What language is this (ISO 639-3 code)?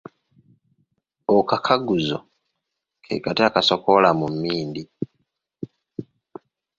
lug